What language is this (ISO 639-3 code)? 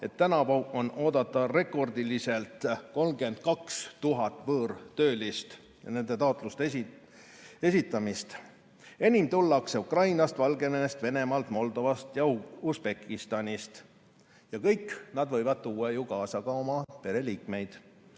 est